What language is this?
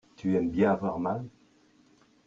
French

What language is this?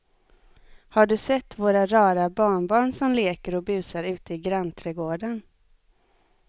Swedish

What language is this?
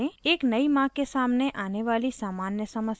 Hindi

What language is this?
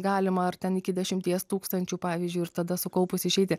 Lithuanian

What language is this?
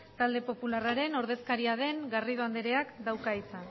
Basque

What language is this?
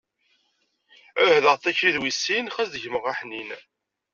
Kabyle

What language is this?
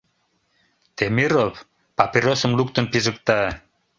Mari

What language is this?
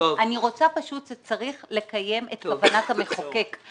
Hebrew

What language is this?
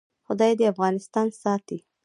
Pashto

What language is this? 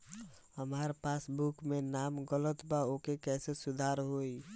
Bhojpuri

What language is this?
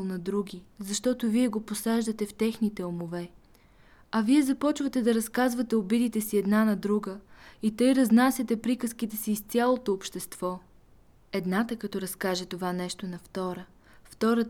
Bulgarian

